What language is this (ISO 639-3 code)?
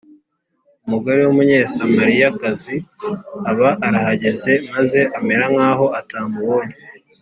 kin